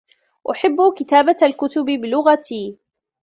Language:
Arabic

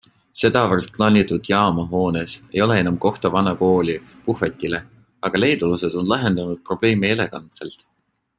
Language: Estonian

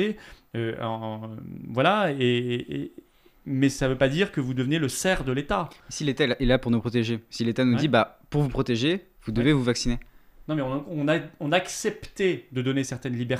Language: French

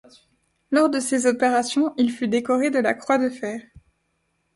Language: French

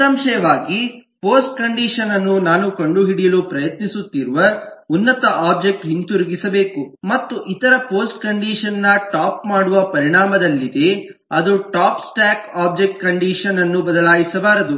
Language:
Kannada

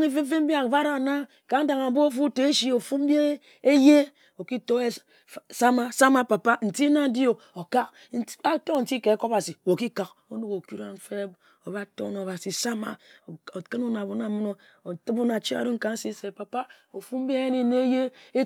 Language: Ejagham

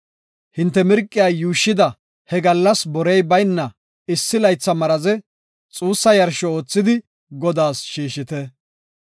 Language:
Gofa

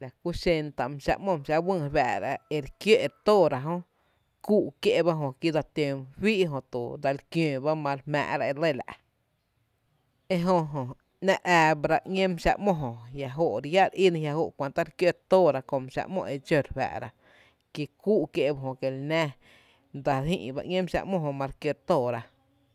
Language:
Tepinapa Chinantec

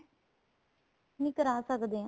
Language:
Punjabi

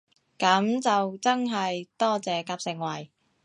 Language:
Cantonese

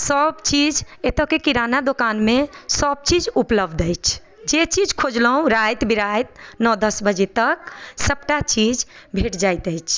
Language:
Maithili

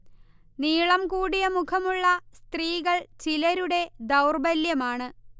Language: Malayalam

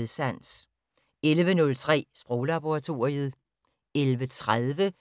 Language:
Danish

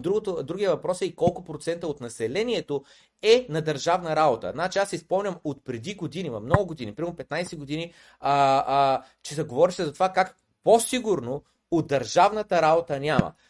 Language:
Bulgarian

